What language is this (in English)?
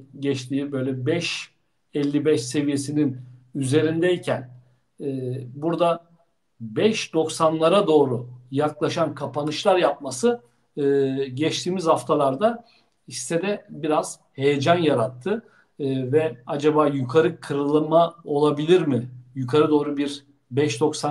Turkish